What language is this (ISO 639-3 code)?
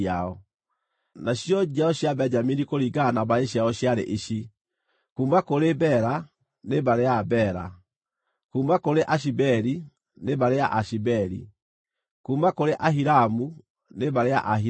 kik